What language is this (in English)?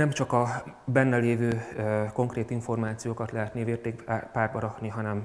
Hungarian